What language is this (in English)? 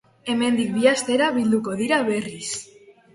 Basque